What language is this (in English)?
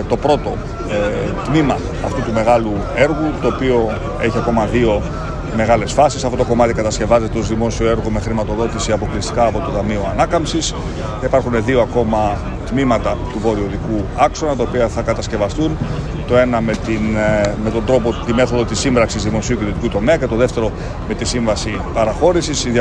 Greek